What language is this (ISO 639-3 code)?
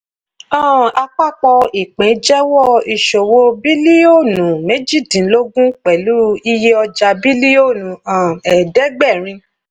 yor